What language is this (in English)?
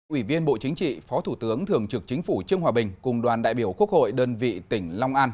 Vietnamese